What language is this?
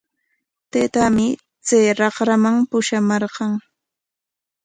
Corongo Ancash Quechua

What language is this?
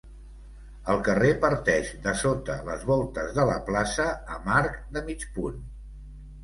Catalan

